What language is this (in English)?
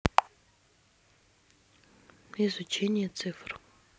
Russian